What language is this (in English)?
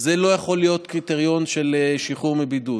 Hebrew